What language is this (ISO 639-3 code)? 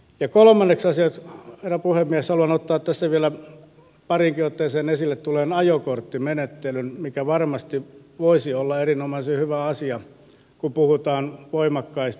fin